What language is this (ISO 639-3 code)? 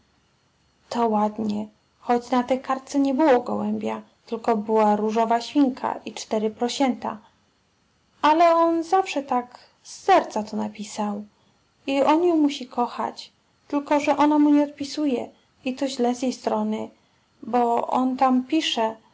pol